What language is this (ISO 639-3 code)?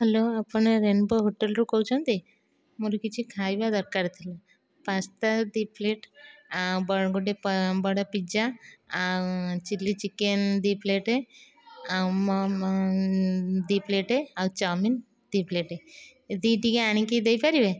ori